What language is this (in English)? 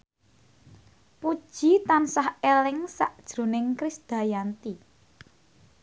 Javanese